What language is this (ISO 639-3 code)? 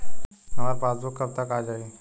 bho